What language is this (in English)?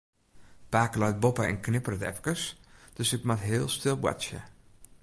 Western Frisian